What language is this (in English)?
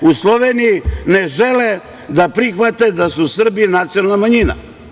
Serbian